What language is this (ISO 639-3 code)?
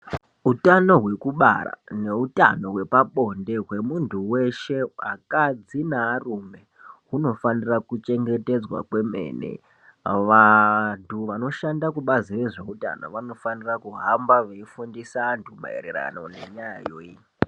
ndc